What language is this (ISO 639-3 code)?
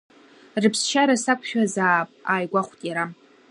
abk